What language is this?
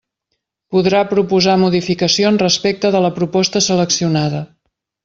Catalan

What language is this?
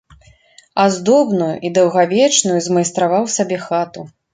Belarusian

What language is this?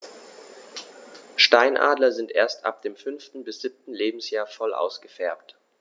German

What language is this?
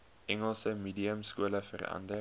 Afrikaans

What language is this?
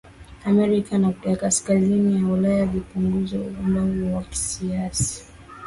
Swahili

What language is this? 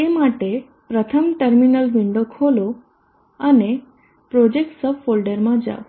Gujarati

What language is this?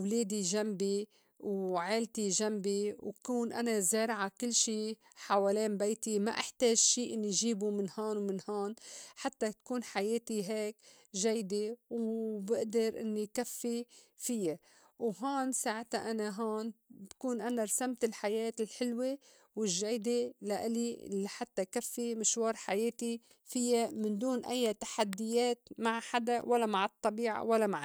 North Levantine Arabic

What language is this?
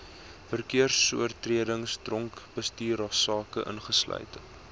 Afrikaans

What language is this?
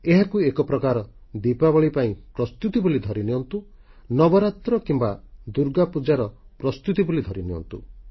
Odia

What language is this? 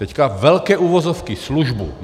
Czech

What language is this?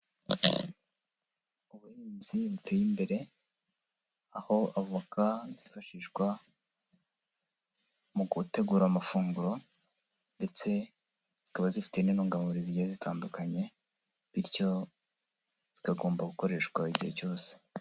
Kinyarwanda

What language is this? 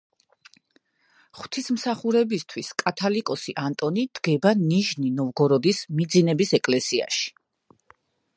Georgian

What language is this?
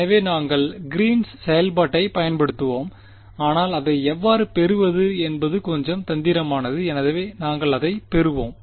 Tamil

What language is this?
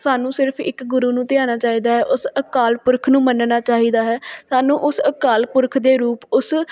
Punjabi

